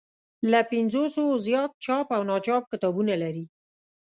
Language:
Pashto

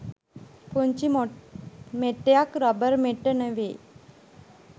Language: Sinhala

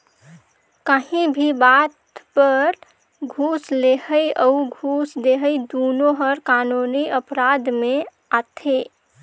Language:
Chhattisgarhi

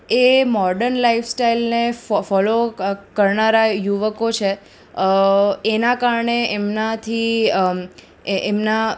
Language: Gujarati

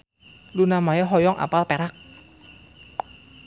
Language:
Sundanese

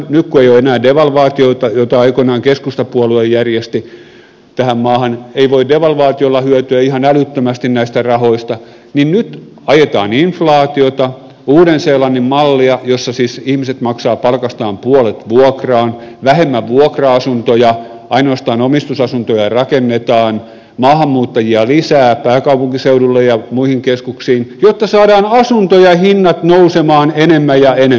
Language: Finnish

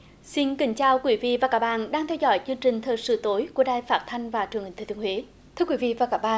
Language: Vietnamese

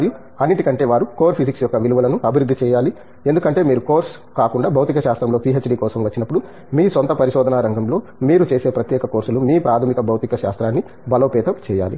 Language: Telugu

